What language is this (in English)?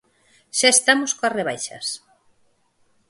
Galician